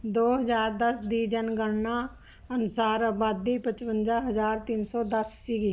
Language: Punjabi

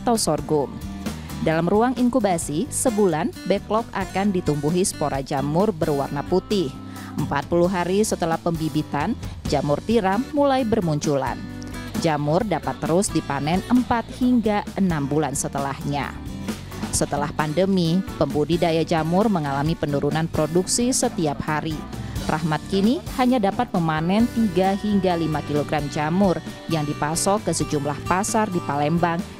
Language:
Indonesian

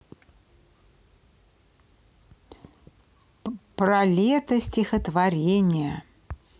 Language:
Russian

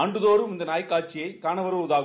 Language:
Tamil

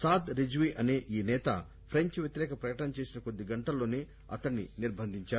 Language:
Telugu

